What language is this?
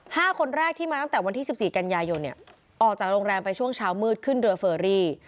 Thai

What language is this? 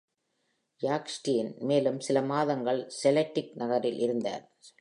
Tamil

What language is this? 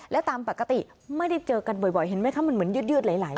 Thai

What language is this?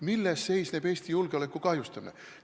Estonian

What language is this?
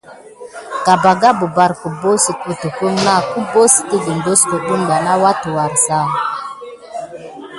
Gidar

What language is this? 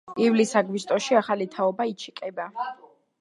Georgian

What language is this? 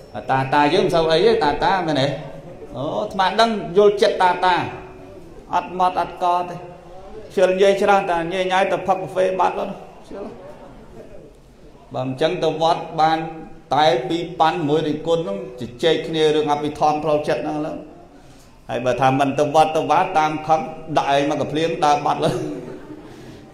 Vietnamese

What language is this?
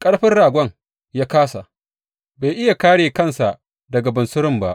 Hausa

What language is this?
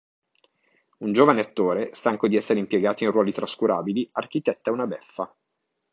Italian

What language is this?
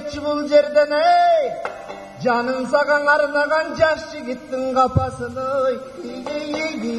Turkish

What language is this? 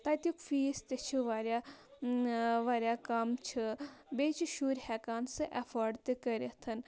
Kashmiri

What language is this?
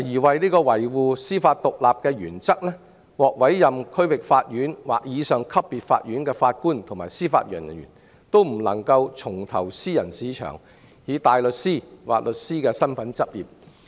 Cantonese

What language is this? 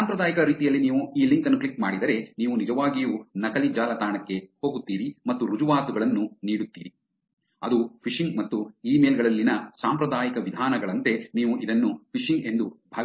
Kannada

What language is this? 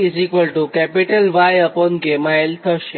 Gujarati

